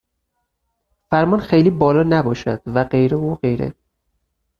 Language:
Persian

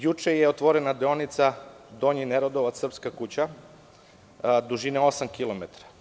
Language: Serbian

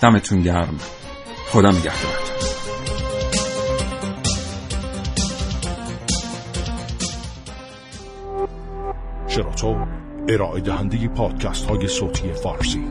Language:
Persian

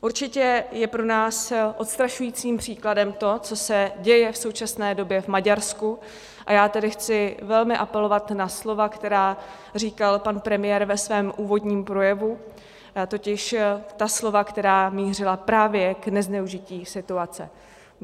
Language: Czech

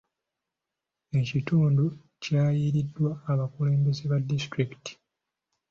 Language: Ganda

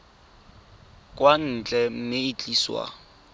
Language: Tswana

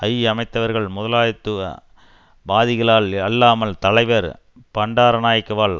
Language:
Tamil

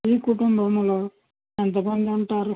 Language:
Telugu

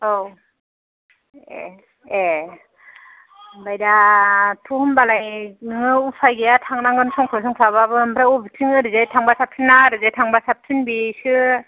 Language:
Bodo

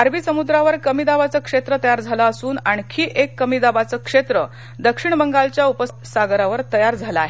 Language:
Marathi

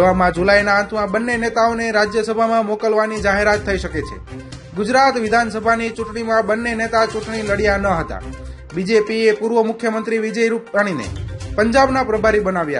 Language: Arabic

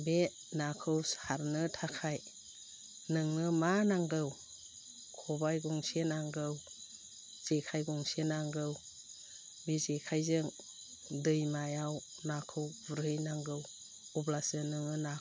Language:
Bodo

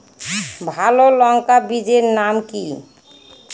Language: Bangla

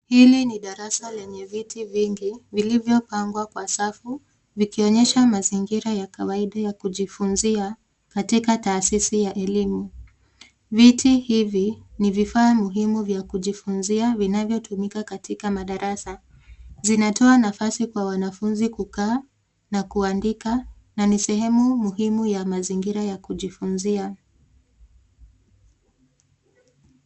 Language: Swahili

